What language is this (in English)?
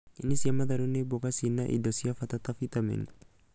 Kikuyu